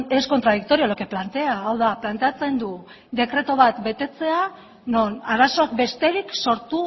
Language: Basque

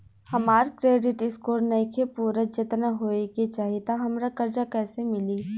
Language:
Bhojpuri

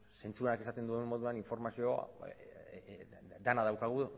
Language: Basque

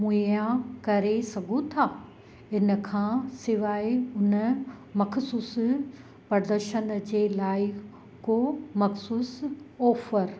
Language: Sindhi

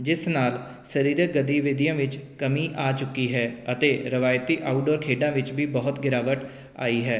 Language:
Punjabi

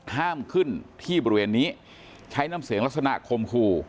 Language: Thai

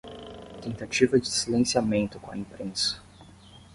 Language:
Portuguese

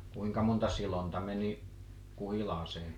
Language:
Finnish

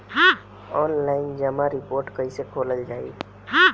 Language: Bhojpuri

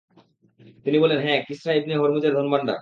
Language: Bangla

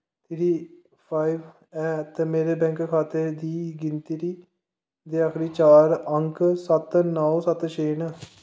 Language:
Dogri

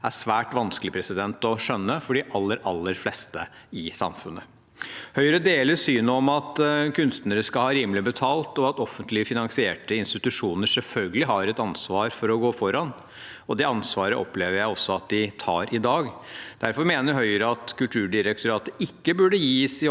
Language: Norwegian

